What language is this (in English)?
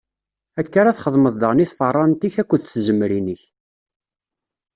Kabyle